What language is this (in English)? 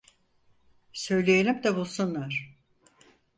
Turkish